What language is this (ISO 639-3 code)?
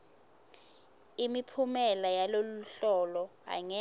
ssw